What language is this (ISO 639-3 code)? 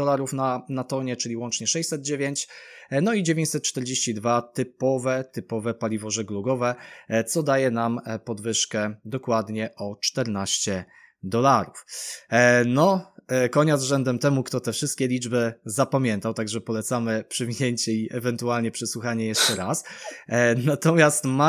pol